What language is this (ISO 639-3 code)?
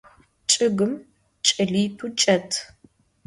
ady